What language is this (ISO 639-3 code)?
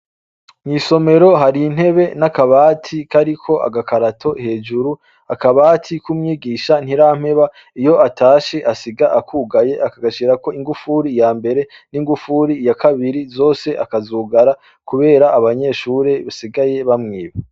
run